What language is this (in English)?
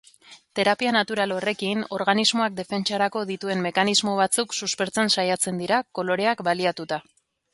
Basque